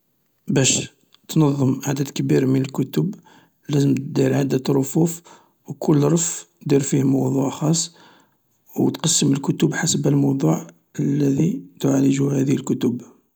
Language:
Algerian Arabic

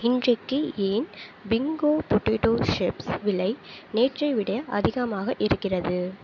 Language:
Tamil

